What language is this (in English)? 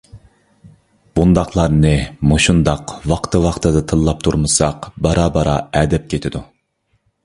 Uyghur